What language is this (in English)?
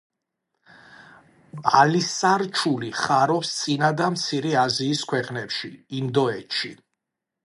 Georgian